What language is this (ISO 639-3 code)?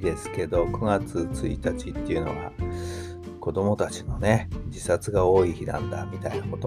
jpn